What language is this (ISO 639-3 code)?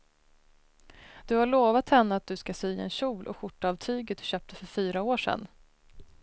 swe